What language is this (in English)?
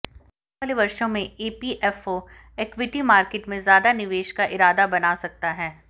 Hindi